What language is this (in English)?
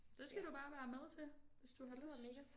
Danish